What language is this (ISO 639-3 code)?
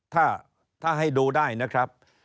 tha